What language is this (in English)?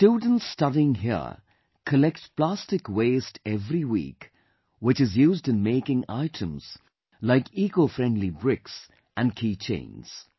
English